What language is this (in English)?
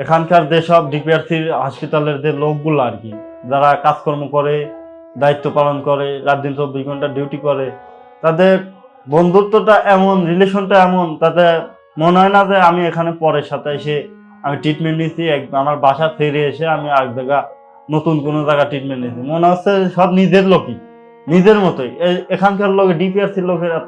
Turkish